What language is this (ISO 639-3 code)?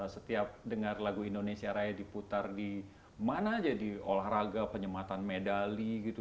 ind